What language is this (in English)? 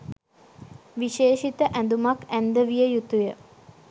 Sinhala